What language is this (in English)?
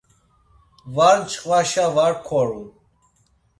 Laz